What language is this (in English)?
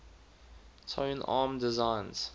English